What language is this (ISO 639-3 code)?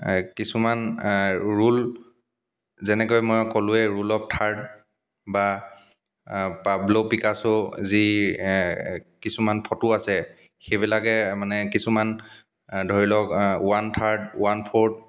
asm